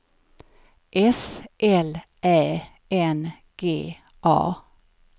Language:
Swedish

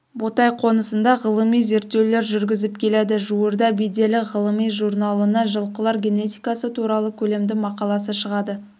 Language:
Kazakh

